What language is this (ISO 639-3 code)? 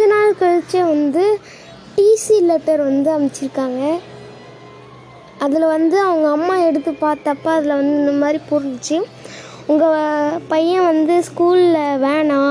tam